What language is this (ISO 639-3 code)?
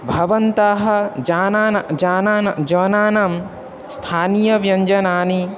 san